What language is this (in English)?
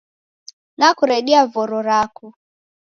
Taita